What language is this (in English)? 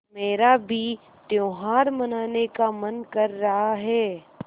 Hindi